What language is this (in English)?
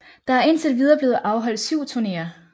Danish